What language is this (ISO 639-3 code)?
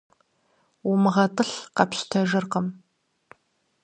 kbd